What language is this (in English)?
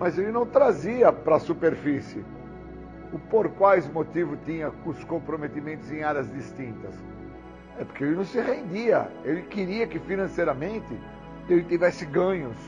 Portuguese